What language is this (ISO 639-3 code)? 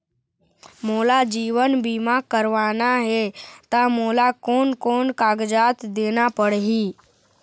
hne